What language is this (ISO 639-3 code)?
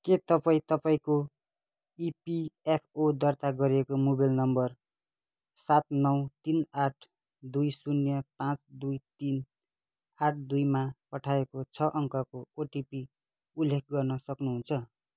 nep